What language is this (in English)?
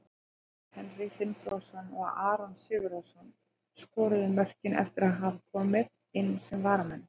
Icelandic